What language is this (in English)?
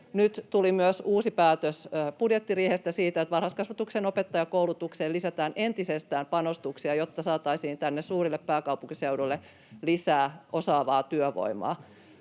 Finnish